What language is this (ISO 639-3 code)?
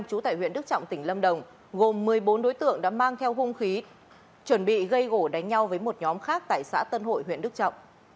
vie